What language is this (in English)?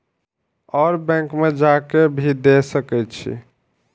Maithili